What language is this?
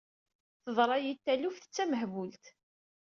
Kabyle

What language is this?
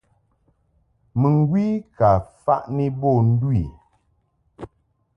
Mungaka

